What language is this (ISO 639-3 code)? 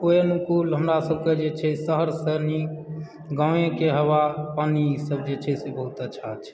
mai